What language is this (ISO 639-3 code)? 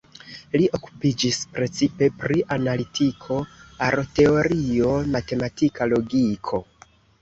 epo